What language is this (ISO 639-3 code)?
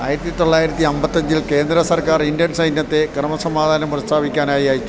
mal